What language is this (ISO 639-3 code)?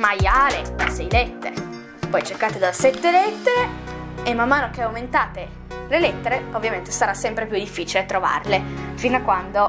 ita